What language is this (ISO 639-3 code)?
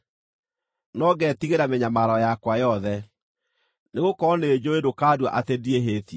kik